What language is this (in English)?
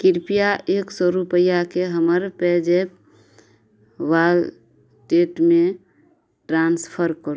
Maithili